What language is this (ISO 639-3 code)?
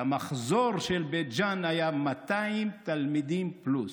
heb